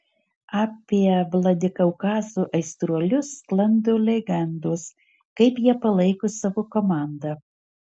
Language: Lithuanian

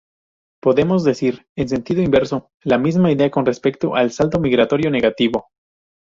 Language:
Spanish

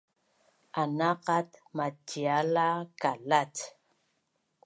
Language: Bunun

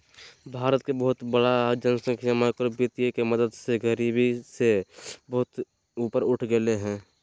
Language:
Magahi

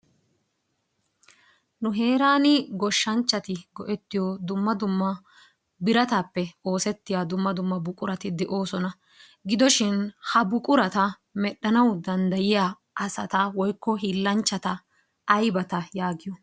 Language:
Wolaytta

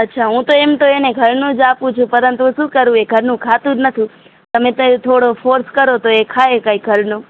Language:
Gujarati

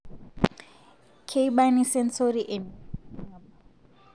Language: Masai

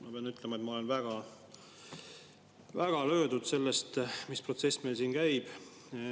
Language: Estonian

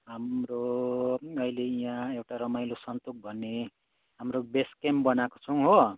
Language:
Nepali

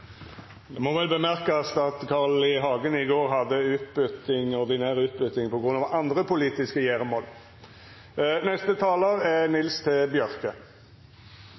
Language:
Norwegian Nynorsk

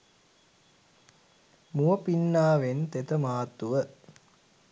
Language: Sinhala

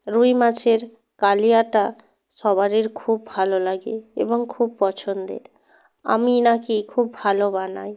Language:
Bangla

